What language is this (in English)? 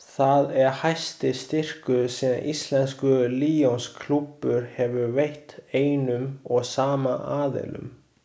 Icelandic